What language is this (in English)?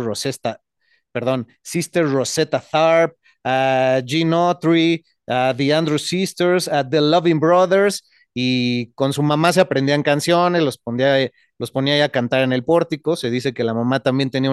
Spanish